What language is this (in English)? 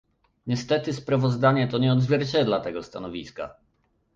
Polish